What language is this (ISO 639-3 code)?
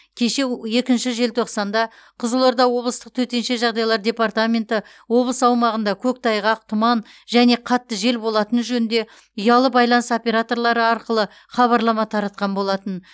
kaz